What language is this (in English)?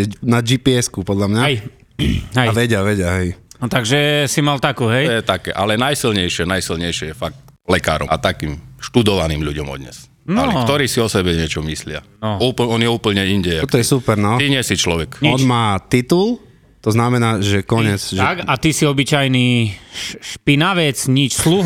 Slovak